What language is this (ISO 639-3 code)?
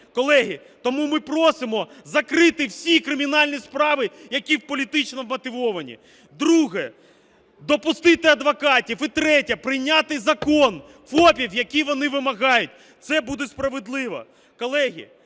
ukr